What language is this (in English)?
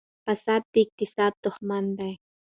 Pashto